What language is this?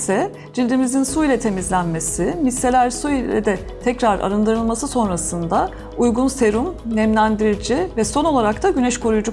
Turkish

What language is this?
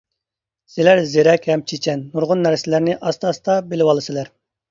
Uyghur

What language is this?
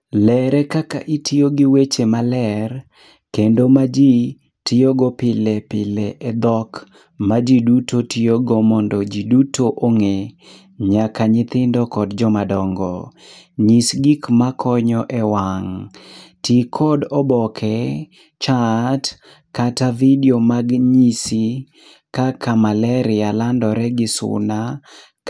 Luo (Kenya and Tanzania)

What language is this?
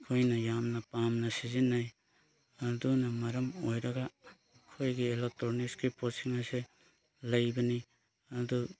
Manipuri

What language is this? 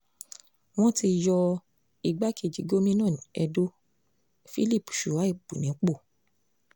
Yoruba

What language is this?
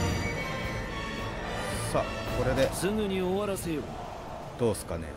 Japanese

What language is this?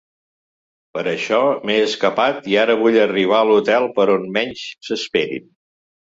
Catalan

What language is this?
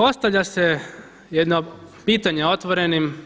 Croatian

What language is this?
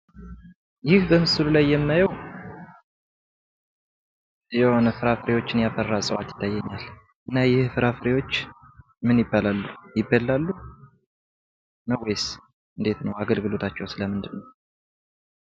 Amharic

